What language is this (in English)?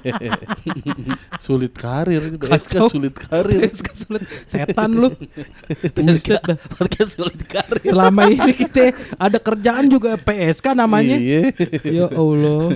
Indonesian